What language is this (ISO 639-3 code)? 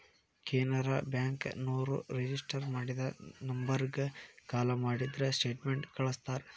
kan